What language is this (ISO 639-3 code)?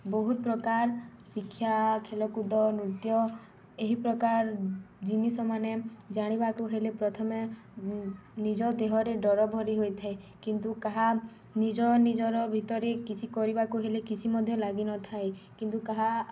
ori